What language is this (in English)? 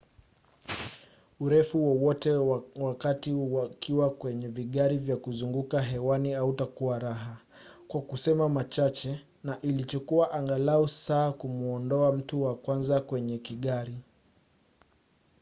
Swahili